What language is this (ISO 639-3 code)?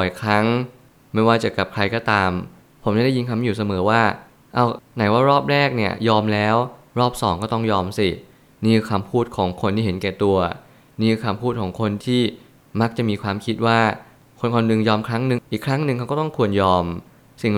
tha